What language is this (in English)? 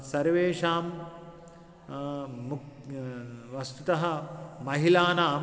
Sanskrit